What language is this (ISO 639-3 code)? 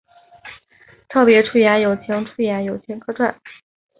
zho